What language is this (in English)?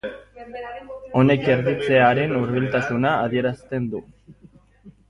Basque